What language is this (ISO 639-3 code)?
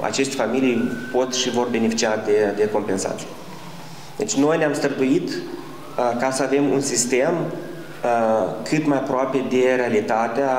ron